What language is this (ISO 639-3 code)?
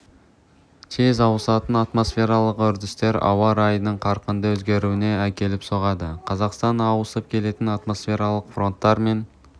kaz